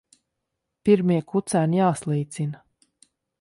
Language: Latvian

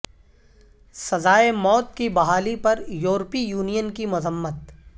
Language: Urdu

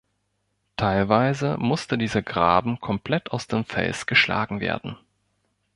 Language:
German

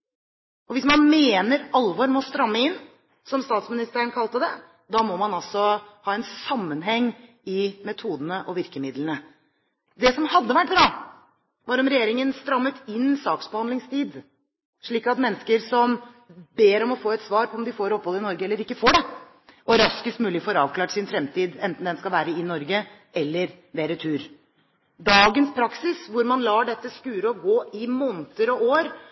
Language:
Norwegian Bokmål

